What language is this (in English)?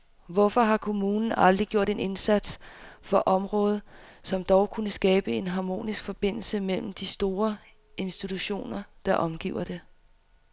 Danish